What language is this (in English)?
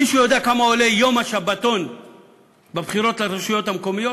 Hebrew